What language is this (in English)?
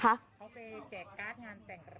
Thai